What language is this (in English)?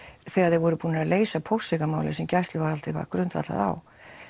Icelandic